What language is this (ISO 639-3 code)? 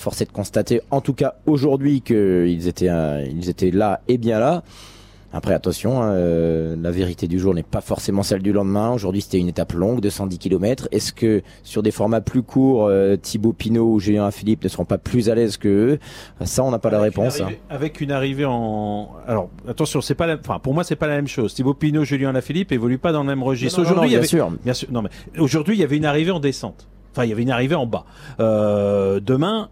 fra